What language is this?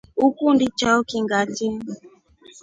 Rombo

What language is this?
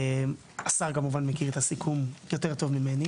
Hebrew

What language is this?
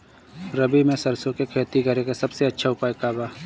Bhojpuri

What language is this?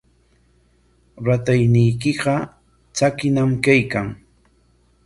Corongo Ancash Quechua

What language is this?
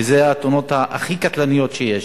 Hebrew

